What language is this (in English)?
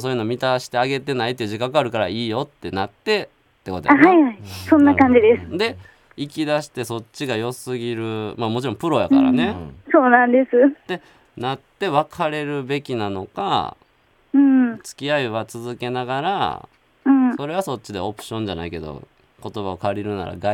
Japanese